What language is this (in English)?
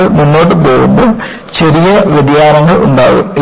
Malayalam